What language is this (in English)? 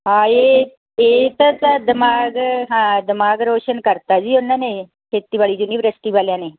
Punjabi